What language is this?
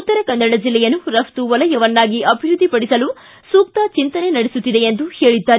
Kannada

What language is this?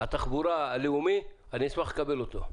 Hebrew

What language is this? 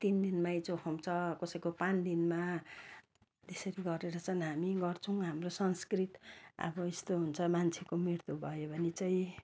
Nepali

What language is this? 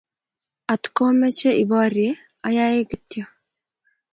Kalenjin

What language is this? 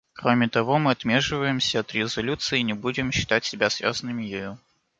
Russian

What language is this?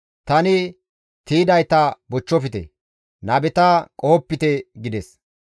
Gamo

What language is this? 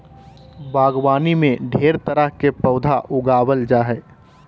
Magahi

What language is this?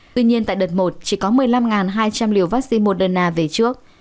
Vietnamese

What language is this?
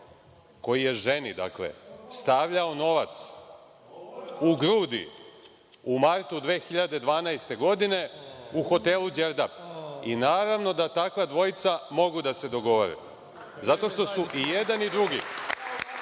Serbian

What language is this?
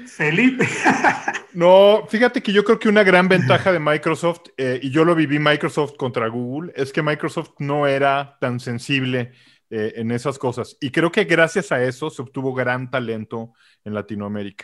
Spanish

